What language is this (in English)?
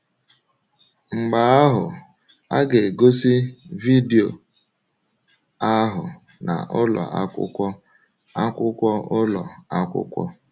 Igbo